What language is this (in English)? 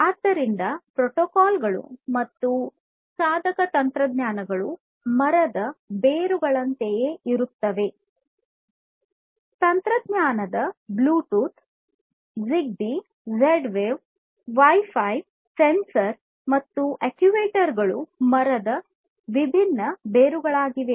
Kannada